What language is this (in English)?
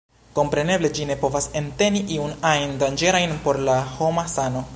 Esperanto